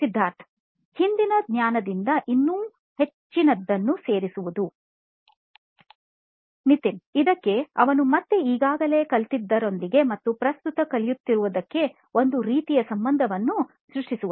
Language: Kannada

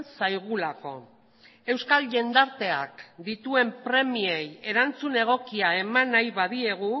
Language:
Basque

